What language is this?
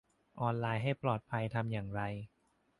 Thai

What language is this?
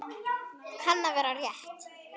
Icelandic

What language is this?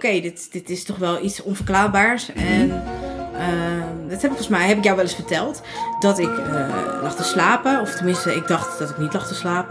Dutch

